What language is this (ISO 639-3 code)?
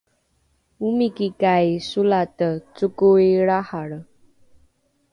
dru